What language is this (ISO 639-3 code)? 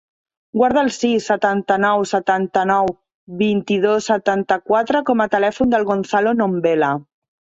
cat